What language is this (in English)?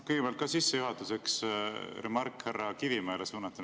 Estonian